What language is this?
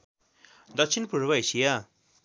Nepali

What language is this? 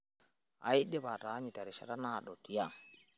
Masai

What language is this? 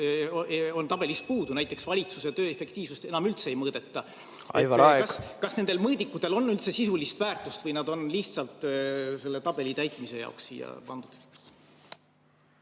Estonian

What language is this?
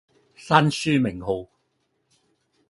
Cantonese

